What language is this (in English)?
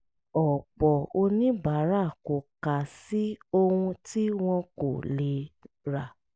Yoruba